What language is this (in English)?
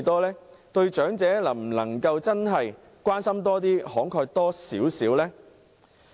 Cantonese